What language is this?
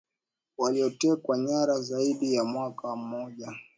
Swahili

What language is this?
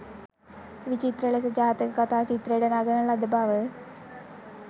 Sinhala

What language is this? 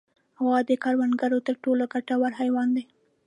Pashto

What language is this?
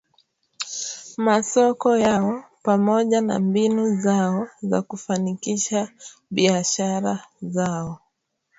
Swahili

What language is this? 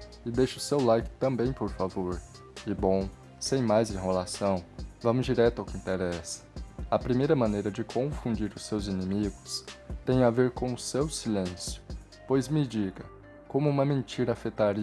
Portuguese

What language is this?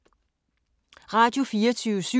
Danish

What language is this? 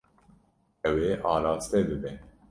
Kurdish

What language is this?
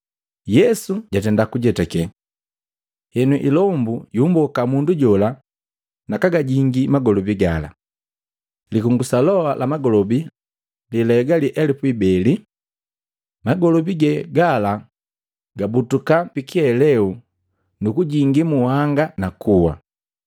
Matengo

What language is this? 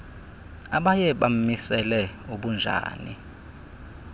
Xhosa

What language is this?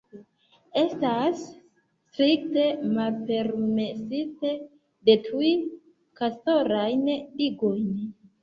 Esperanto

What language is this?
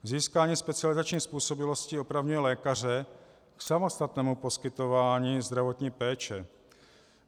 Czech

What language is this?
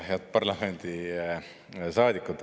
Estonian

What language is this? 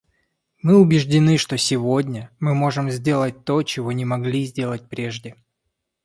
Russian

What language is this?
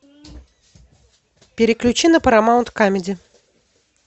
Russian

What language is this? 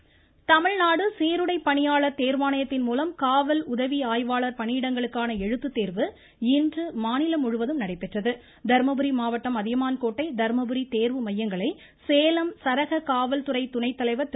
Tamil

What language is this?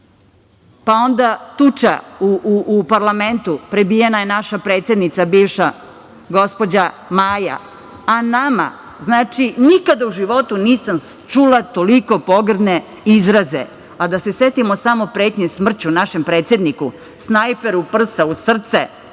Serbian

